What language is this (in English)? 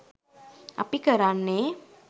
Sinhala